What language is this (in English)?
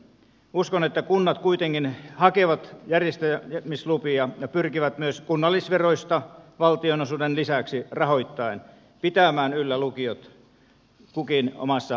Finnish